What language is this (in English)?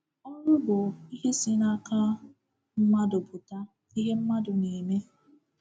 Igbo